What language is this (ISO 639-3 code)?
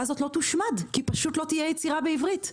heb